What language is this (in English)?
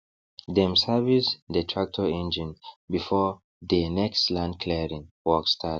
Nigerian Pidgin